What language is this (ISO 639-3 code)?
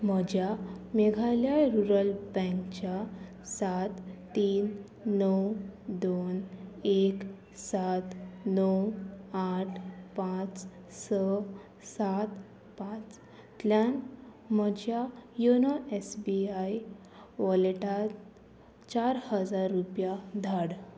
kok